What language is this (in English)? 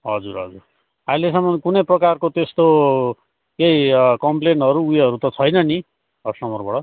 Nepali